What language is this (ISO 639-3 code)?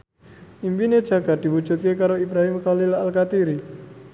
jav